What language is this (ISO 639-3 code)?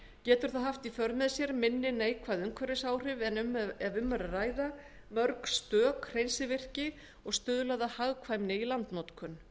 isl